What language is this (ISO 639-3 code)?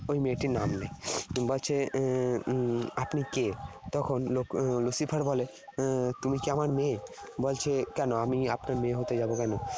ben